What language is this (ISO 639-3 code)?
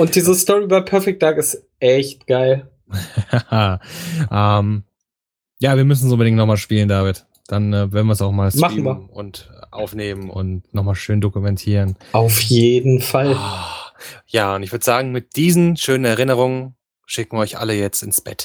deu